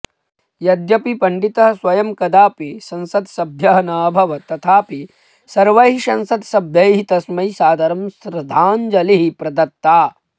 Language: Sanskrit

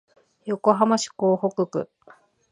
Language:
Japanese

